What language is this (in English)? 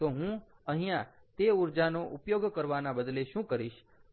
Gujarati